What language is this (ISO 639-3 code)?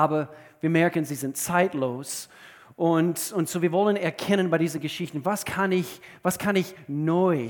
deu